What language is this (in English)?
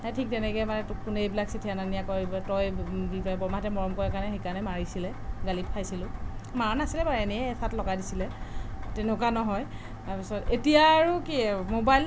Assamese